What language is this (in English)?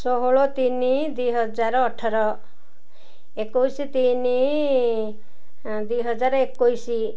Odia